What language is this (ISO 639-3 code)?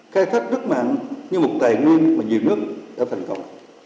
vie